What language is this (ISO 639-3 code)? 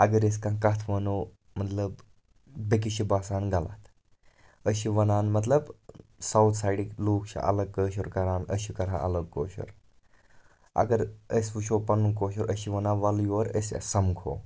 kas